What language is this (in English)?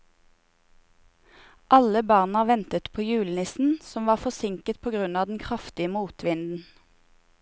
Norwegian